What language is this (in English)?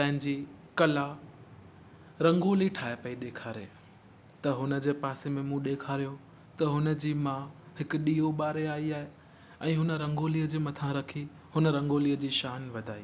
Sindhi